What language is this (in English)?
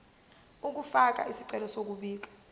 Zulu